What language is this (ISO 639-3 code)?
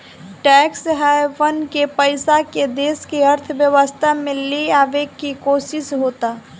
bho